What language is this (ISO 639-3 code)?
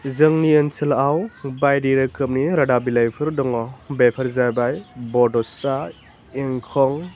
brx